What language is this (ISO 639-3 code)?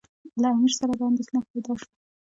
pus